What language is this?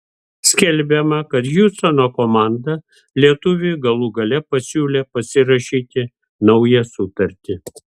Lithuanian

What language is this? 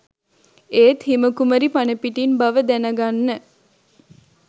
Sinhala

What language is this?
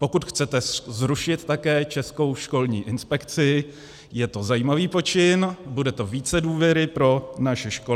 Czech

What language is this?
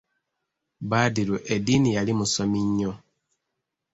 Ganda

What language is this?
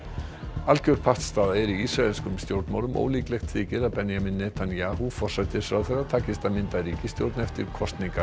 Icelandic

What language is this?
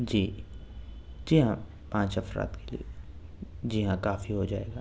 Urdu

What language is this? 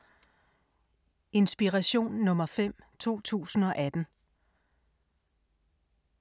Danish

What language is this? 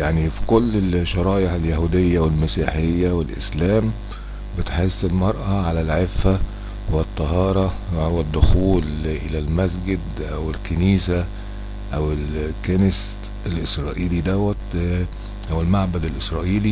Arabic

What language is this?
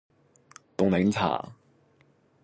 Cantonese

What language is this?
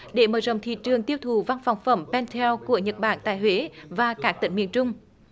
Vietnamese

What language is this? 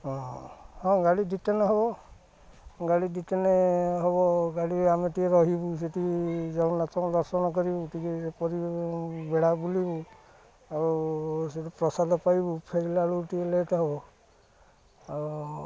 Odia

